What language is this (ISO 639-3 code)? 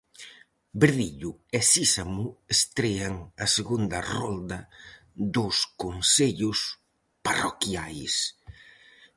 glg